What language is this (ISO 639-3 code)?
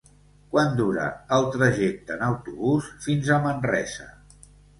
cat